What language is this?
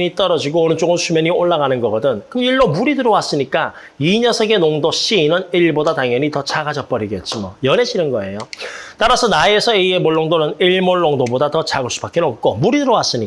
Korean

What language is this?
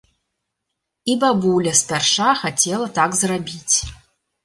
Belarusian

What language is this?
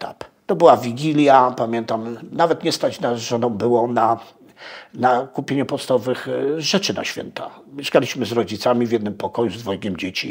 Polish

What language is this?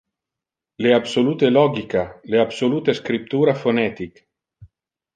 Interlingua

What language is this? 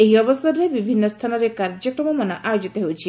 Odia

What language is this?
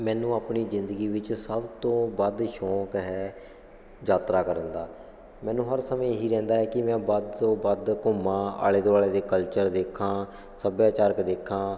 Punjabi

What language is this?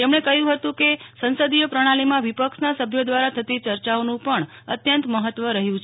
Gujarati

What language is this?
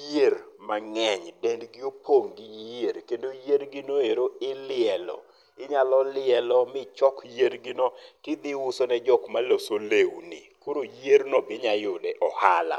Luo (Kenya and Tanzania)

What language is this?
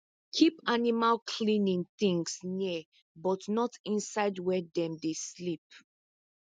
Nigerian Pidgin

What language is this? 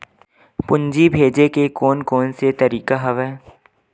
Chhattisgarhi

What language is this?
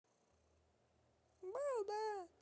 Russian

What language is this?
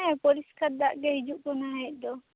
Santali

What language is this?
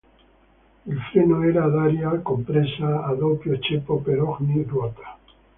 Italian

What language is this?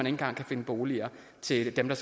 Danish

